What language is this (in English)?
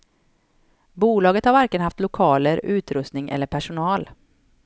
Swedish